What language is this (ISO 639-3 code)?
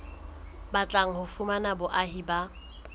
sot